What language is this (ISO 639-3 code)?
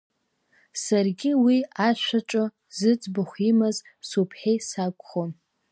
abk